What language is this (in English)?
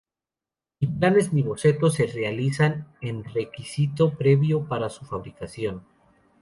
Spanish